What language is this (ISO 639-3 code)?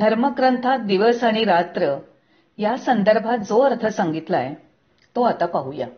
mar